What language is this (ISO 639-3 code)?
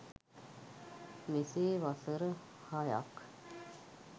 sin